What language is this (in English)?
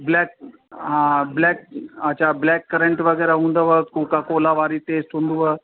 Sindhi